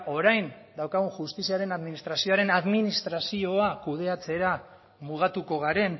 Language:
Basque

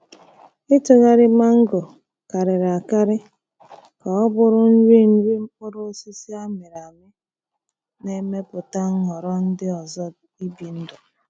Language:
Igbo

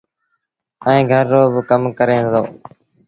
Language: Sindhi Bhil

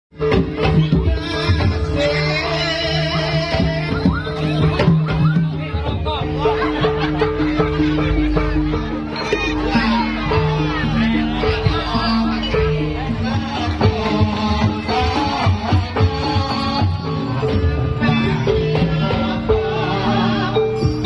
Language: Thai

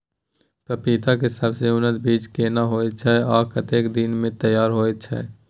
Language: Maithili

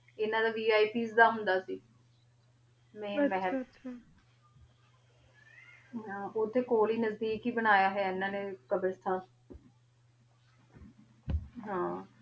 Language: Punjabi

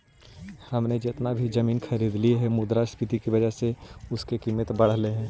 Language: Magahi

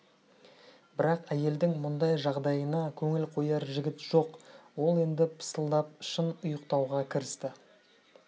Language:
Kazakh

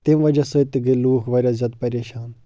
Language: Kashmiri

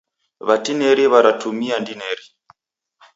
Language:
Taita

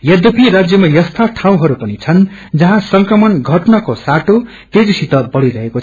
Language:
Nepali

